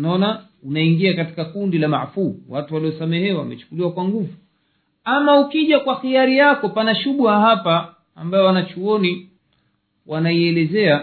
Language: Swahili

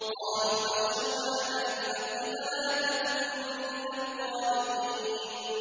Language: Arabic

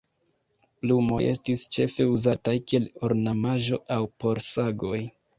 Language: Esperanto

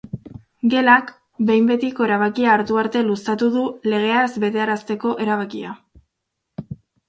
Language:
Basque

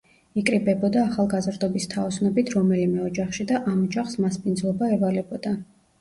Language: Georgian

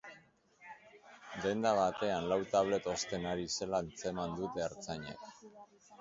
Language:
Basque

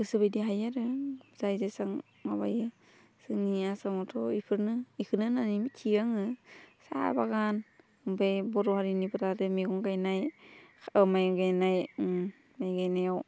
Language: Bodo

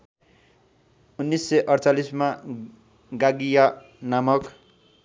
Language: Nepali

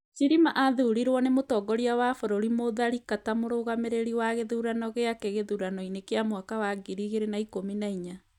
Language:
Kikuyu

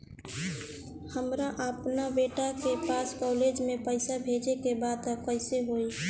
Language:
Bhojpuri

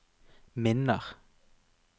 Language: Norwegian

